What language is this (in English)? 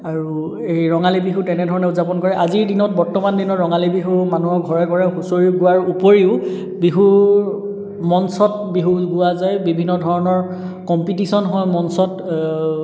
Assamese